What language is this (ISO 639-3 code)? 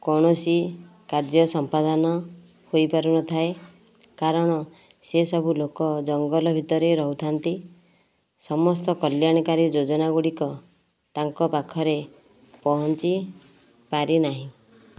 ori